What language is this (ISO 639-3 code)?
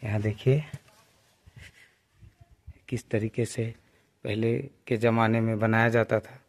hin